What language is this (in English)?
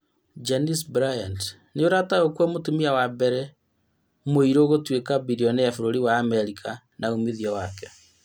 Kikuyu